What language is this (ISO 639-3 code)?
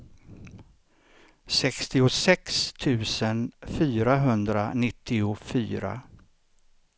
swe